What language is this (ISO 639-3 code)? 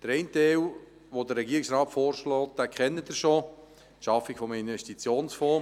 gsw